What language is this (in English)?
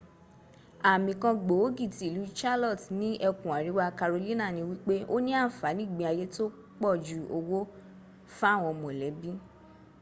Yoruba